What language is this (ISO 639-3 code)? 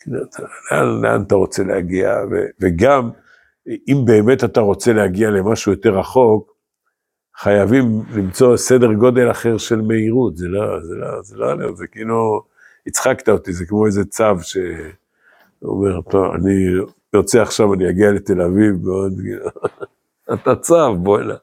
heb